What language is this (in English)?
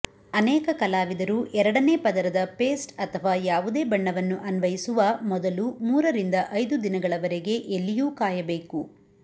Kannada